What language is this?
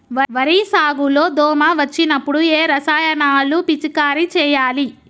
Telugu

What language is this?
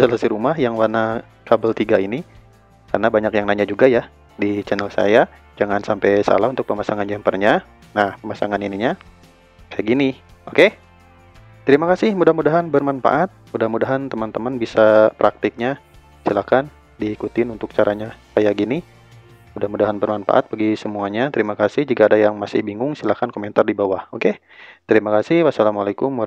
Indonesian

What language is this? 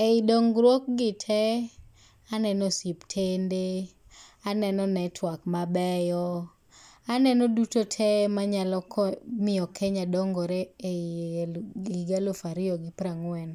Luo (Kenya and Tanzania)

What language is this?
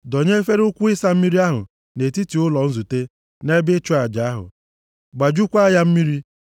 Igbo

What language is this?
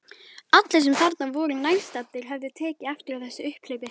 Icelandic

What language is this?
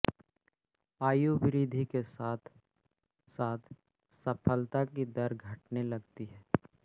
Hindi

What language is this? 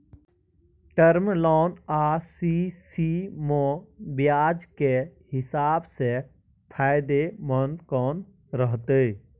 Maithili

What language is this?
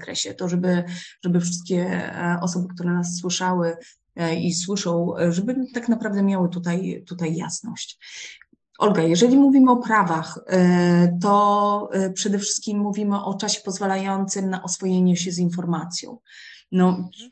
Polish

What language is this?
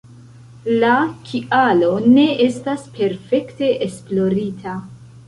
Esperanto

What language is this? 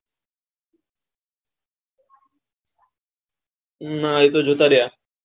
Gujarati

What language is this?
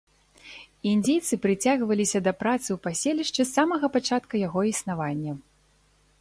Belarusian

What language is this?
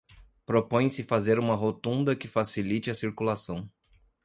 Portuguese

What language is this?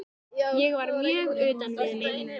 Icelandic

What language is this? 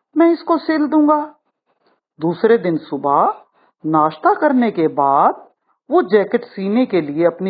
Hindi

